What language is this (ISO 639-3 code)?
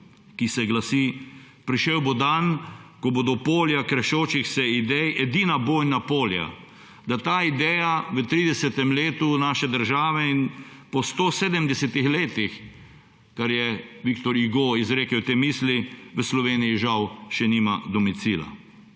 slv